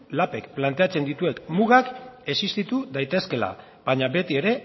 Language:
Basque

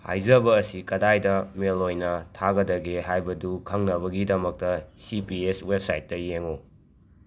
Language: Manipuri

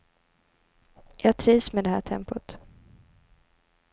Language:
Swedish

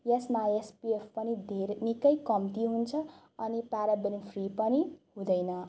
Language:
Nepali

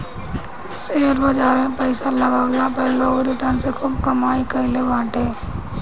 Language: Bhojpuri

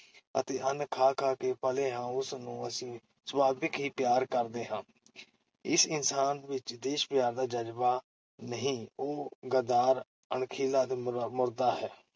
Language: Punjabi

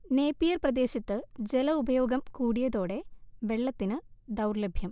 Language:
Malayalam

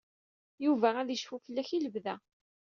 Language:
Kabyle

